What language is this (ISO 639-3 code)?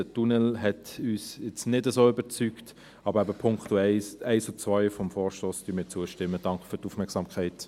gsw